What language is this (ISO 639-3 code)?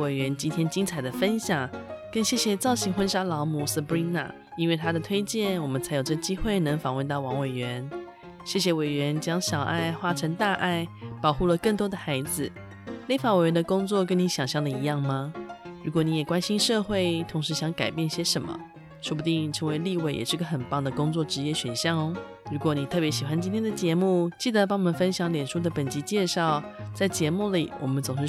zho